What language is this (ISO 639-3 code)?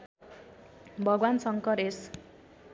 nep